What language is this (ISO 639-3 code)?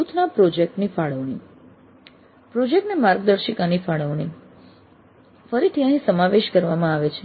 guj